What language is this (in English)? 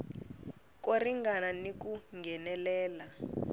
Tsonga